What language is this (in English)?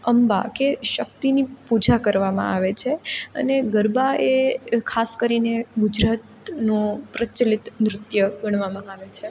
Gujarati